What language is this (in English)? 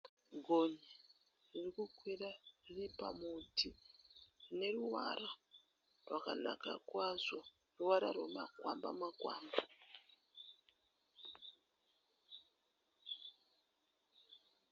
Shona